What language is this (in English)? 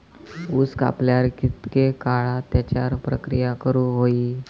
Marathi